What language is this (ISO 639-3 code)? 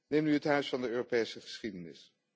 nld